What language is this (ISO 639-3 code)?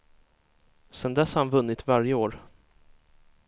swe